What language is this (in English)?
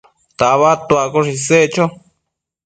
Matsés